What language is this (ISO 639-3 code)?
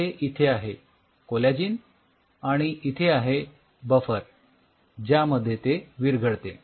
mar